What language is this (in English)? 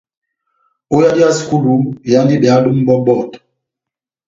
Batanga